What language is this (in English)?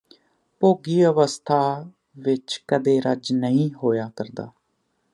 Punjabi